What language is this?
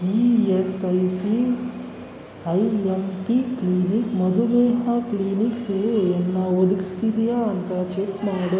Kannada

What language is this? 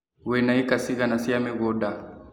Kikuyu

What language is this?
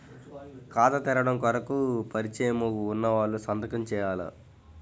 Telugu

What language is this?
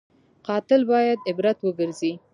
Pashto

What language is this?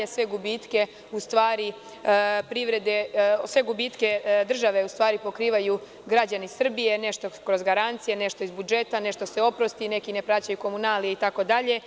Serbian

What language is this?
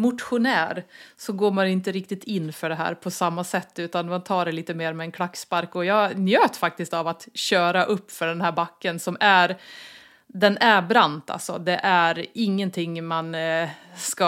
Swedish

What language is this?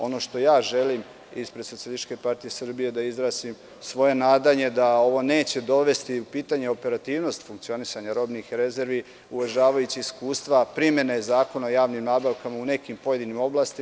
Serbian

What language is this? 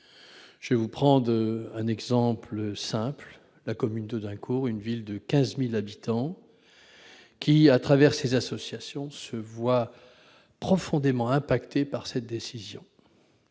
French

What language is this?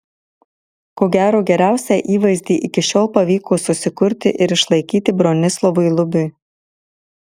Lithuanian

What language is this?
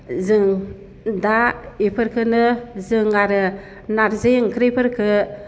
Bodo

